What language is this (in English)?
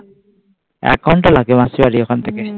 Bangla